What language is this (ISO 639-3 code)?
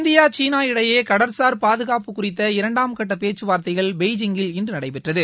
tam